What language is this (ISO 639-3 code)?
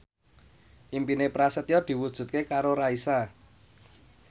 jav